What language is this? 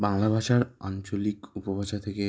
Bangla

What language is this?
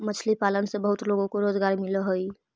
Magahi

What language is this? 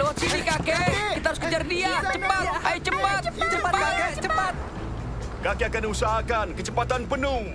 Indonesian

